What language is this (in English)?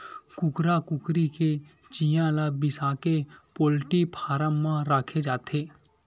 Chhattisgarhi